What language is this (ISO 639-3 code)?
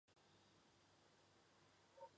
zho